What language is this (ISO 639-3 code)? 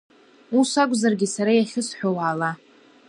abk